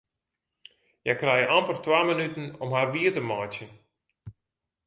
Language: Western Frisian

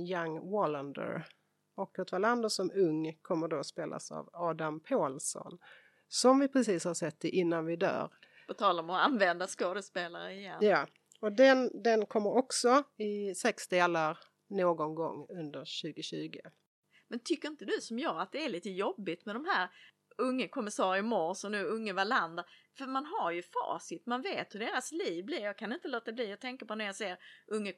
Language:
Swedish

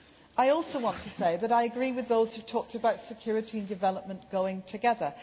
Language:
English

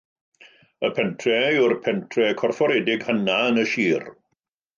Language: Welsh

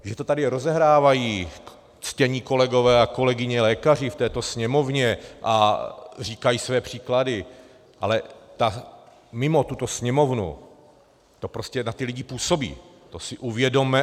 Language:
Czech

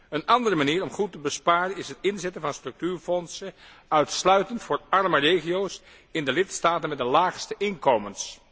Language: Dutch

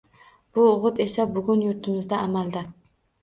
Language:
Uzbek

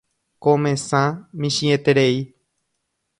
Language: Guarani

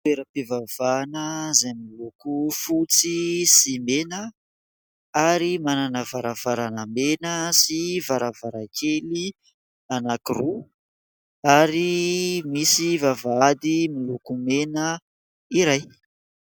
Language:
Malagasy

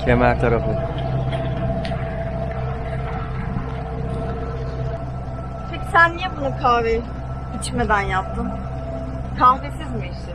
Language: Turkish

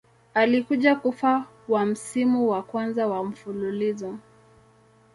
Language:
Swahili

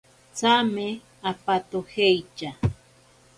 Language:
Ashéninka Perené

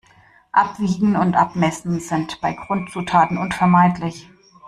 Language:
German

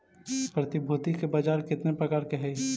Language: Magahi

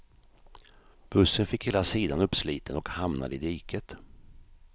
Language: Swedish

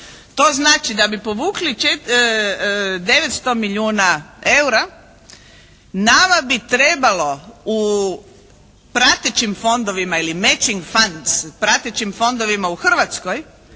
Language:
Croatian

